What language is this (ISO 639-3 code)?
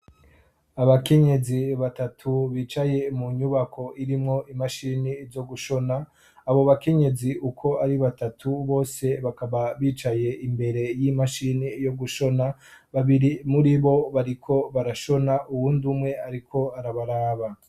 run